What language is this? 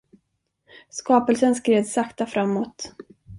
Swedish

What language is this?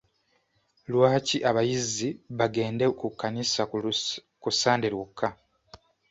Ganda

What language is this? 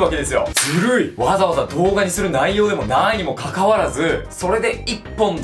Japanese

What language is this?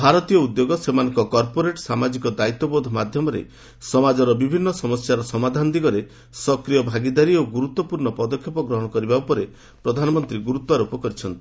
Odia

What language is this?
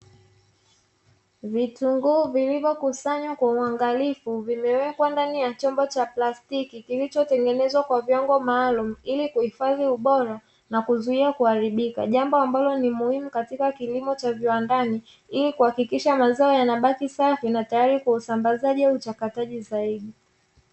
Swahili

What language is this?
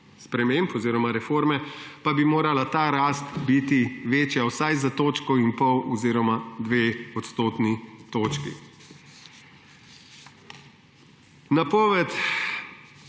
Slovenian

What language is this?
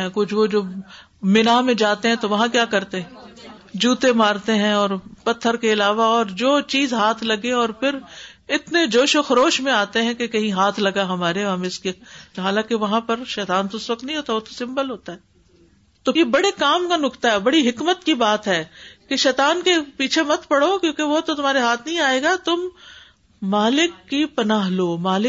Urdu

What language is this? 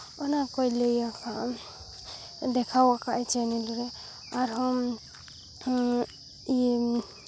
Santali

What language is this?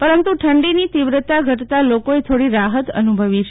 Gujarati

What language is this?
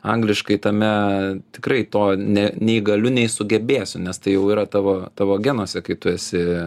Lithuanian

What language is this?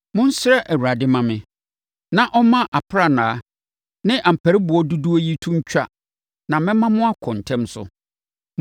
Akan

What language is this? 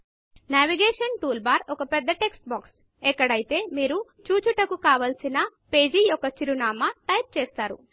Telugu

